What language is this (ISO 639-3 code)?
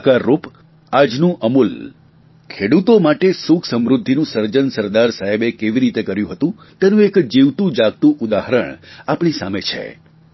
guj